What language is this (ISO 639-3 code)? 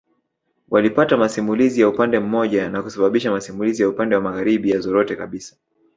swa